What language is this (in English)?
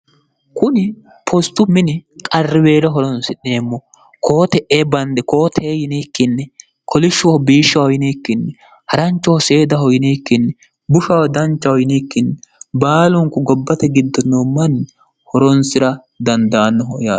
Sidamo